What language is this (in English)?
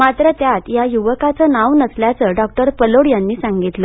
Marathi